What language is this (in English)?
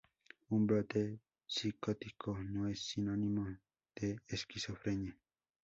Spanish